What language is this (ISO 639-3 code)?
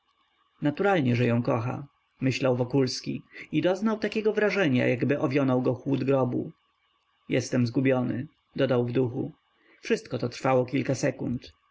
pol